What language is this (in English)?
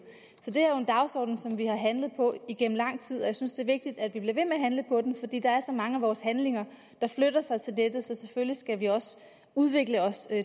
Danish